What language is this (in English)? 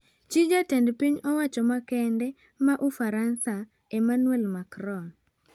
Luo (Kenya and Tanzania)